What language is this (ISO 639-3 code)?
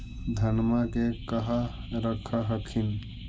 mag